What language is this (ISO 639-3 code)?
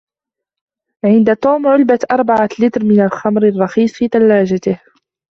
ara